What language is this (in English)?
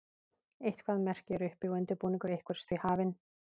Icelandic